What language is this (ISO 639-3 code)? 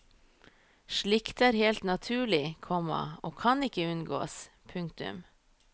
nor